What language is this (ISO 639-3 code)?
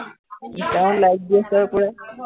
asm